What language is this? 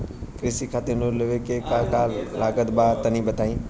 Bhojpuri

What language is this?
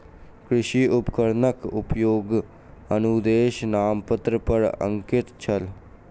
Maithili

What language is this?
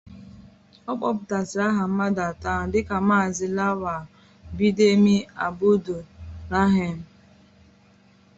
Igbo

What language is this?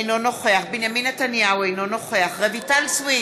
Hebrew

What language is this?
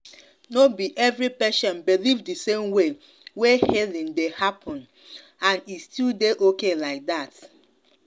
Nigerian Pidgin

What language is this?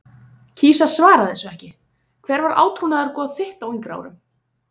Icelandic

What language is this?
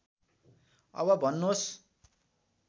Nepali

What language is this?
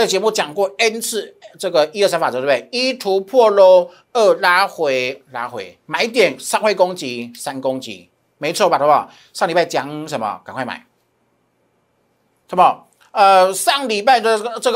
Chinese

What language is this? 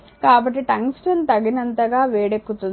Telugu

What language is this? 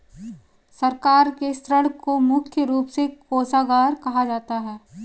Hindi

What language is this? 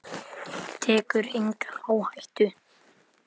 Icelandic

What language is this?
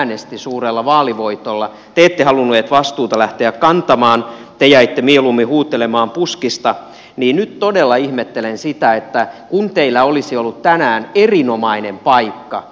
Finnish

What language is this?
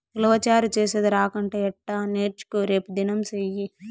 Telugu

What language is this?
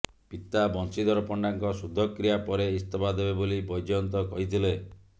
Odia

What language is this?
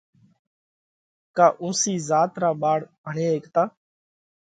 Parkari Koli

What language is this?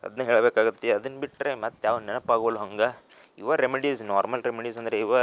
Kannada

